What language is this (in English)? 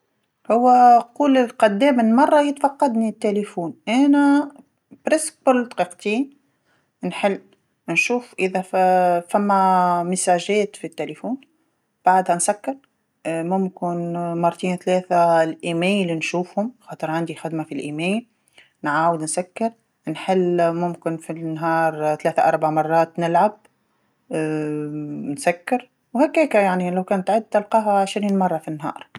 Tunisian Arabic